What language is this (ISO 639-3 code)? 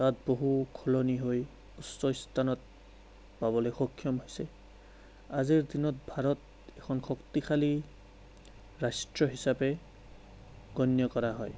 asm